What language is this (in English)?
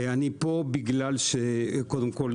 Hebrew